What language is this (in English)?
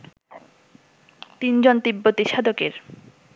Bangla